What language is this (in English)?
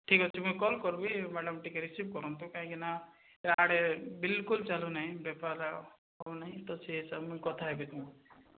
Odia